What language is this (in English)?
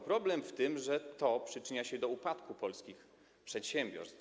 Polish